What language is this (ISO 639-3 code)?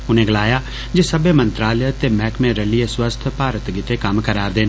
doi